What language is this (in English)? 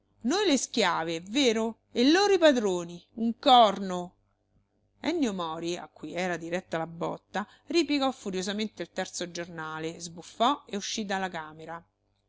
Italian